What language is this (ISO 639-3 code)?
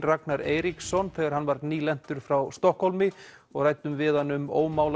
isl